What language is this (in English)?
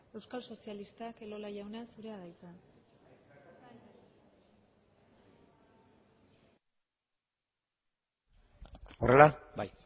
Basque